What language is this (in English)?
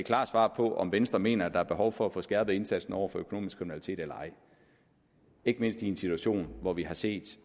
Danish